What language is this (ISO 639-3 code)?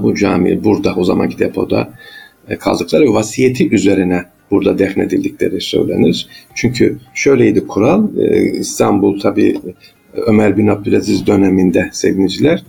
tur